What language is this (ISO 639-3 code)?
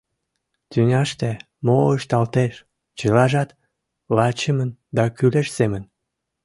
chm